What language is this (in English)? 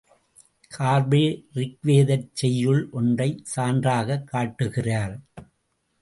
Tamil